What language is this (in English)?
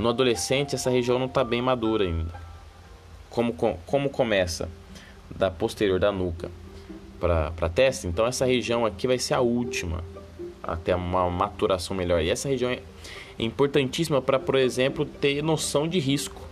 Portuguese